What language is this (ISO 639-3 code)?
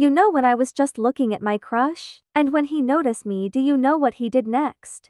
eng